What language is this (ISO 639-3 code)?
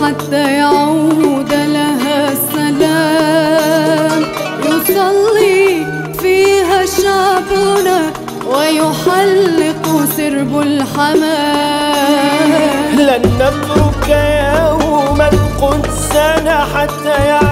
ara